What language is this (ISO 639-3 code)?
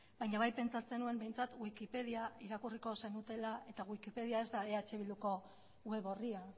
eus